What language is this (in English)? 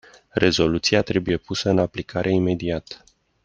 Romanian